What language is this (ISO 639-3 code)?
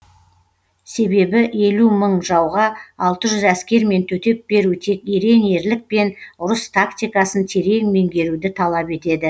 kaz